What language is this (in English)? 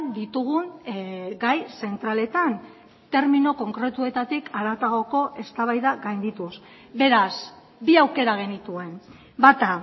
Basque